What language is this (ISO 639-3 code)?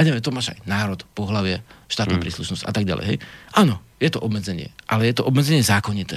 slk